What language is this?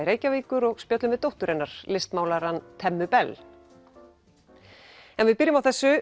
Icelandic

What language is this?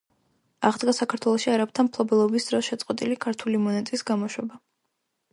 Georgian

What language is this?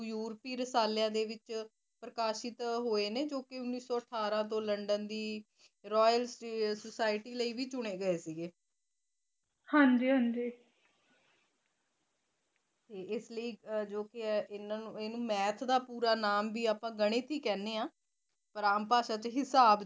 Punjabi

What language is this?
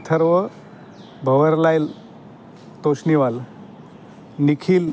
Marathi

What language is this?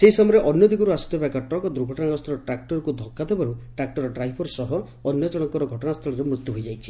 Odia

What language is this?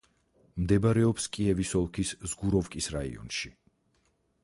Georgian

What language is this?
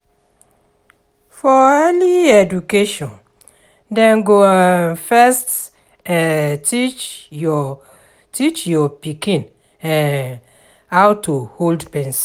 Nigerian Pidgin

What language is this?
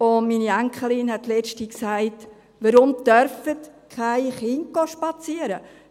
Swiss German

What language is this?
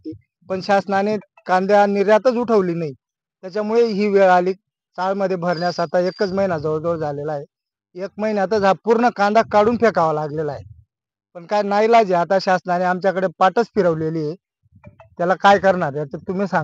Marathi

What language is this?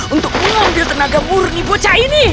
Indonesian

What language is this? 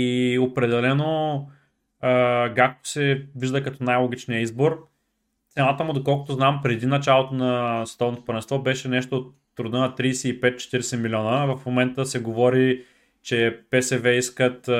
Bulgarian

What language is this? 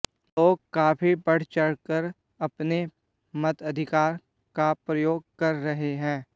Hindi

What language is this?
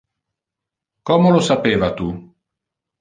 Interlingua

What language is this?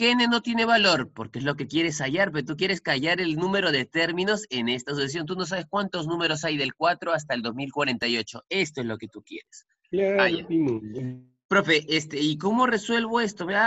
Spanish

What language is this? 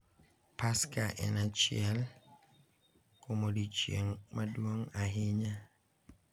Luo (Kenya and Tanzania)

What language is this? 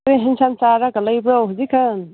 Manipuri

